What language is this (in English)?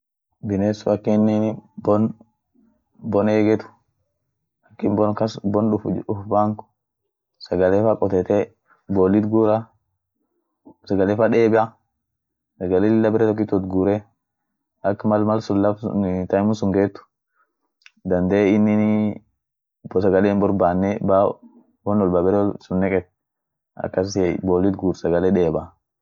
Orma